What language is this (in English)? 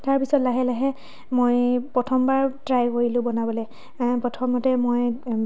Assamese